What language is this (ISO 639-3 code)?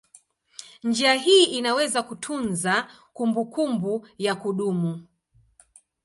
swa